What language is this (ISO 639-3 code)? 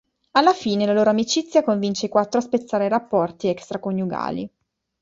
ita